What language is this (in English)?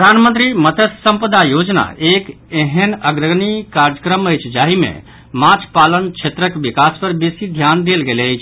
Maithili